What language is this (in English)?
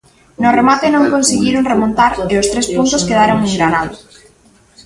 Galician